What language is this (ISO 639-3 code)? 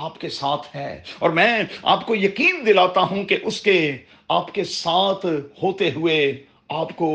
urd